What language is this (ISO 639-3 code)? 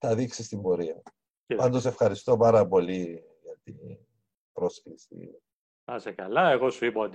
ell